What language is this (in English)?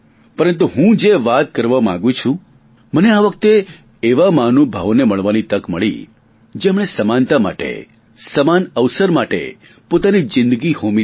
Gujarati